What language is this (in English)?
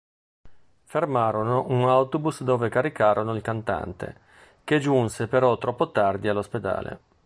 Italian